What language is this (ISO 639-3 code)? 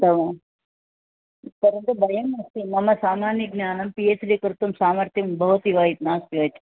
san